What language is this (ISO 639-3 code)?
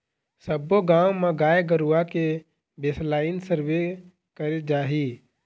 hne